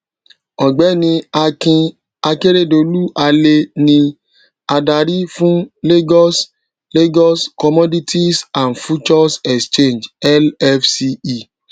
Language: Yoruba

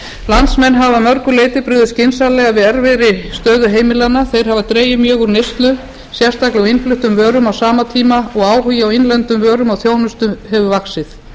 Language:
Icelandic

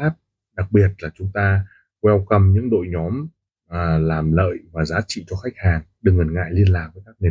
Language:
Vietnamese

